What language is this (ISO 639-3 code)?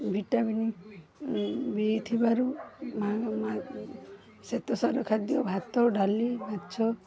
ori